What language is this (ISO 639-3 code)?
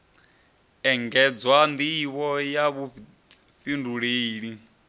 ven